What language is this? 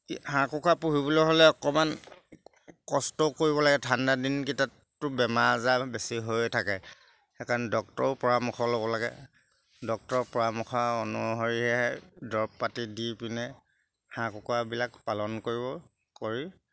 Assamese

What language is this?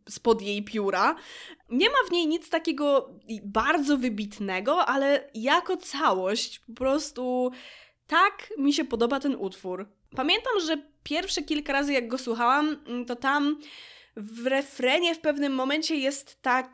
Polish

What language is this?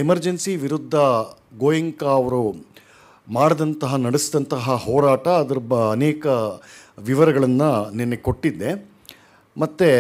Kannada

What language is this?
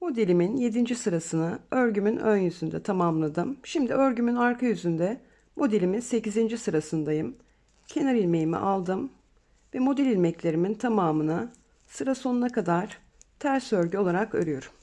Turkish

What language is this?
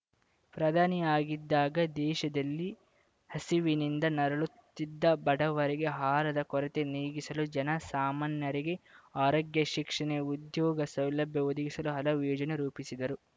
Kannada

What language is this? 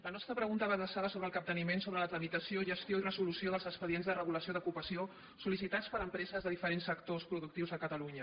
Catalan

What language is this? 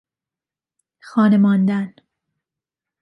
Persian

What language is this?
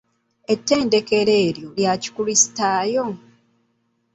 Ganda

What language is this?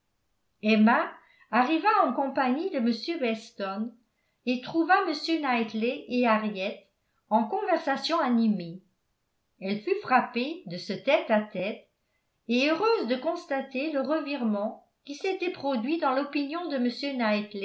French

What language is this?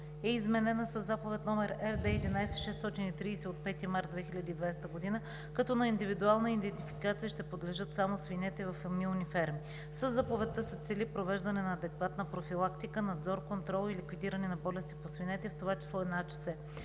Bulgarian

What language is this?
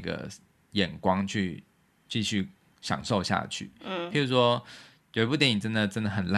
Chinese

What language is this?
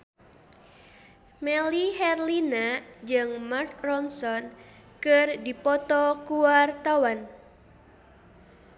Sundanese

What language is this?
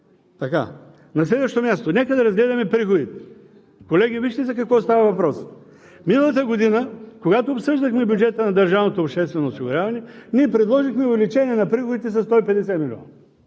Bulgarian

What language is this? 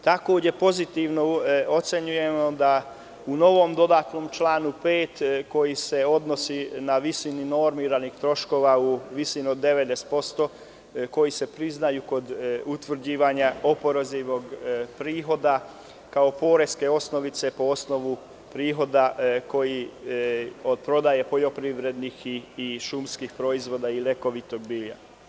Serbian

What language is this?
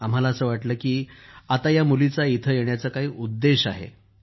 Marathi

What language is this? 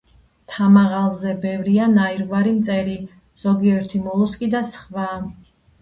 Georgian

